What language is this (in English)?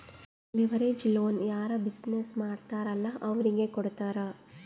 Kannada